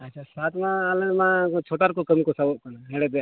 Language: Santali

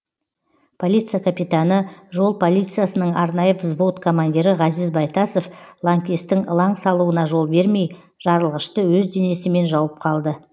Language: Kazakh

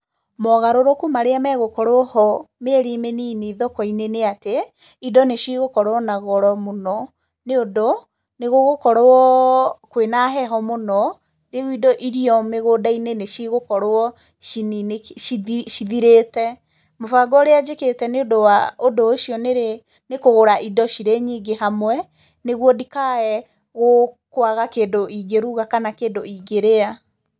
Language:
Kikuyu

